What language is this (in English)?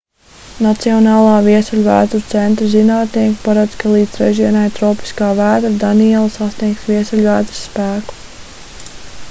Latvian